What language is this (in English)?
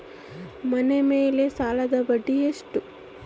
Kannada